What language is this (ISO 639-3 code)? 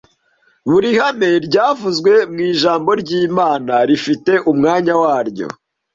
kin